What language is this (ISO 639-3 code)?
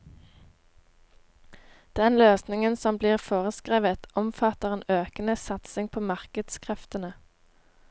nor